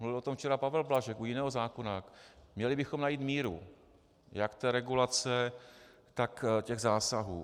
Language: Czech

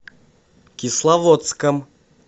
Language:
Russian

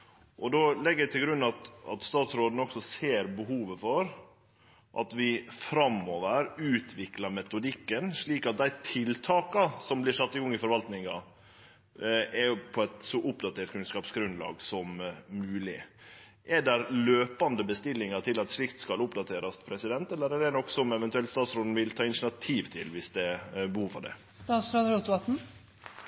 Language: Norwegian Nynorsk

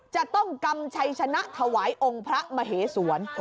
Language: Thai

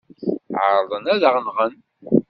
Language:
Kabyle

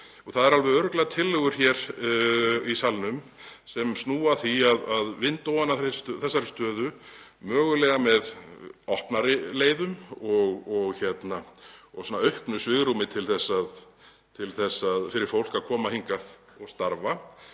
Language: Icelandic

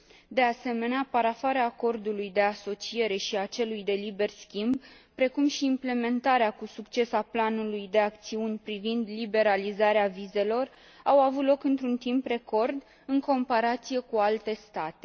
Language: Romanian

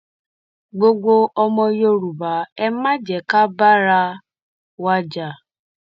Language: Yoruba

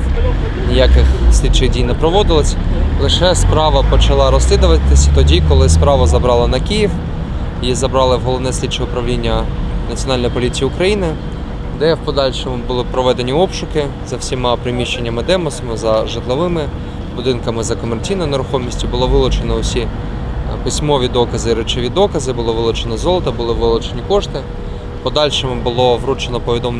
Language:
Ukrainian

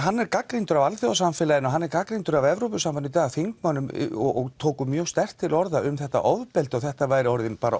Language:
Icelandic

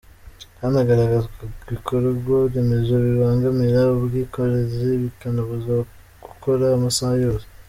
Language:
Kinyarwanda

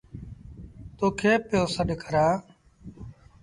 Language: Sindhi Bhil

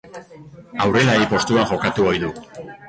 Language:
Basque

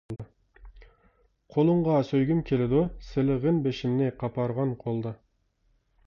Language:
Uyghur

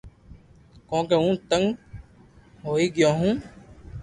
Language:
Loarki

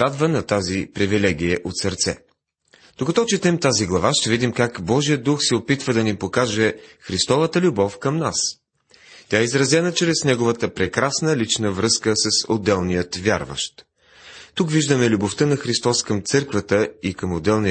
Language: Bulgarian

